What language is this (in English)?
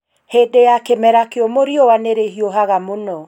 Kikuyu